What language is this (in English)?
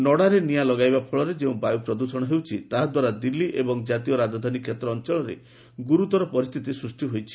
Odia